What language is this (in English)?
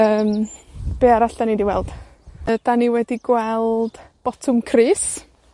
Welsh